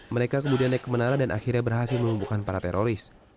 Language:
Indonesian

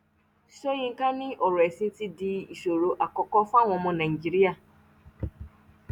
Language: Yoruba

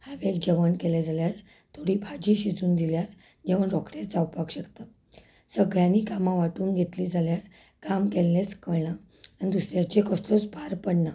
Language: Konkani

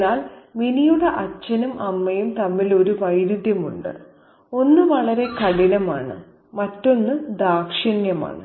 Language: Malayalam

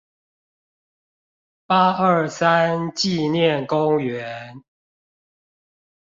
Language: Chinese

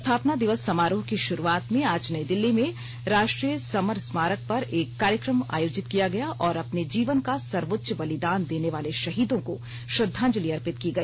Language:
Hindi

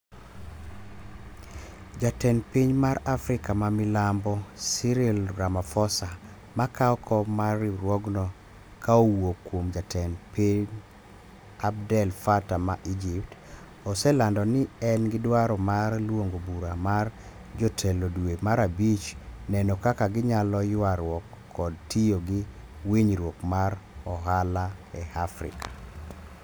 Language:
Luo (Kenya and Tanzania)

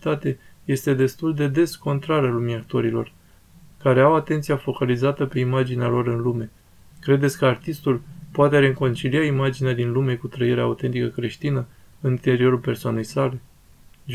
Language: Romanian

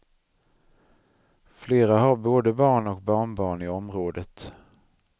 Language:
Swedish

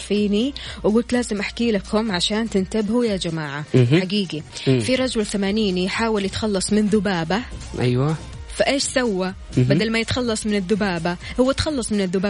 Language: Arabic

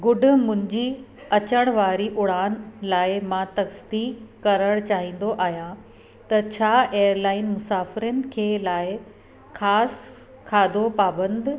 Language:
Sindhi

